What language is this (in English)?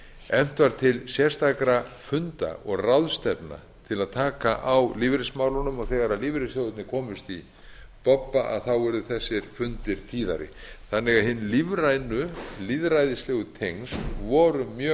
Icelandic